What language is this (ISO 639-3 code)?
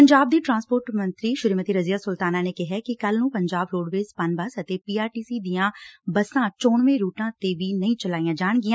pan